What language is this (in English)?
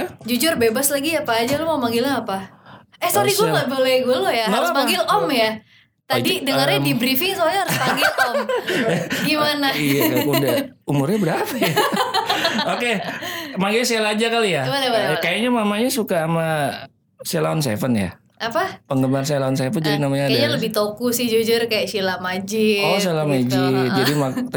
Indonesian